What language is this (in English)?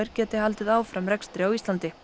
Icelandic